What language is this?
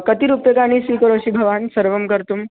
Sanskrit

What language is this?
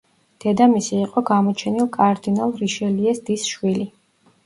Georgian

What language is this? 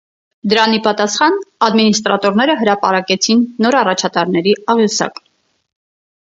Armenian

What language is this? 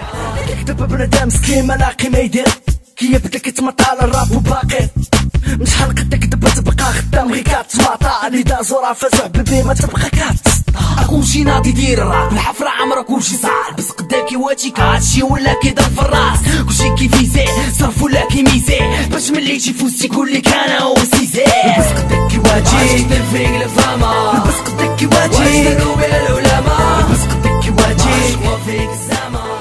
Arabic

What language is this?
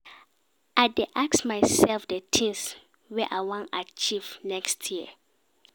Nigerian Pidgin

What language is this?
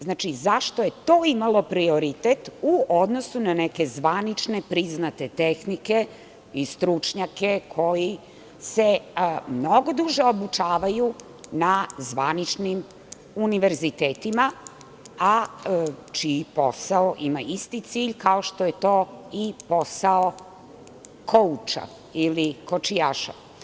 Serbian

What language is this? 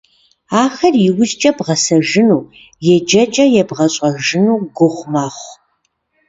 Kabardian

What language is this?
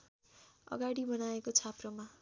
Nepali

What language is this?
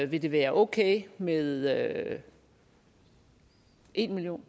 Danish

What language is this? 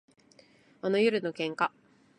Japanese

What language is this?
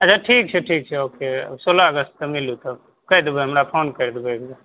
Maithili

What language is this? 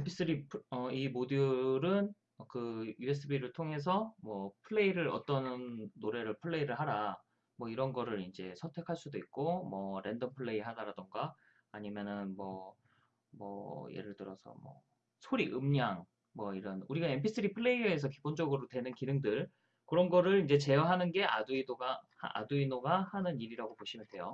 Korean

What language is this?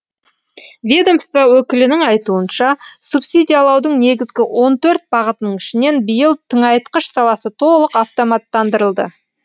Kazakh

